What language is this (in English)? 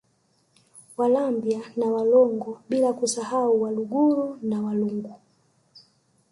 Swahili